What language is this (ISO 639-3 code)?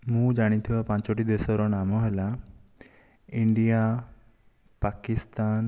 ori